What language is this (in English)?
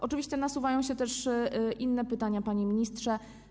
Polish